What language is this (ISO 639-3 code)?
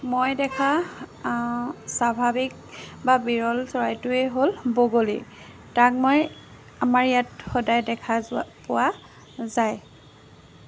asm